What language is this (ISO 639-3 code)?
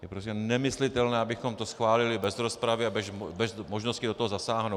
ces